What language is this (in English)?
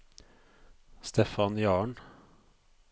Norwegian